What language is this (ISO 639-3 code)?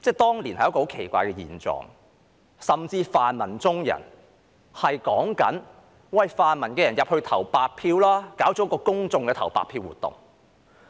yue